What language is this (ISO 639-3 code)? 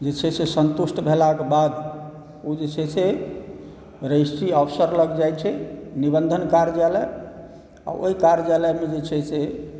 mai